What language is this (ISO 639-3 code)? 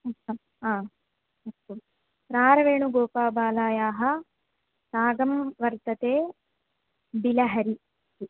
san